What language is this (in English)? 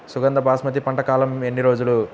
Telugu